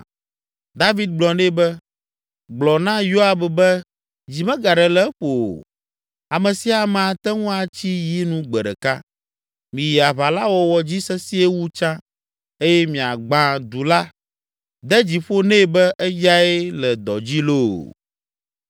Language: Ewe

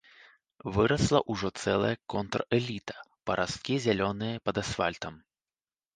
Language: Belarusian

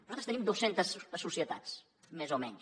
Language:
Catalan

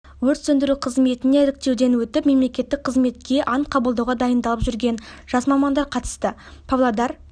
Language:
Kazakh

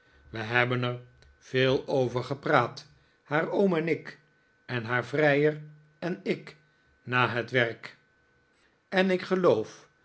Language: Dutch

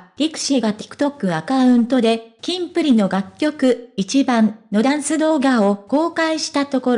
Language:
Japanese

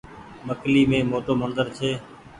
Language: Goaria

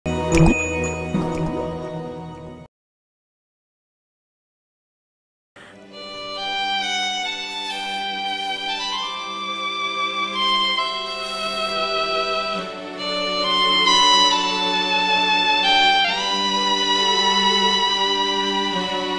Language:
Korean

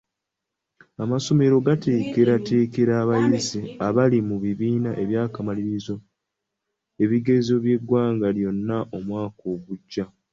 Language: Ganda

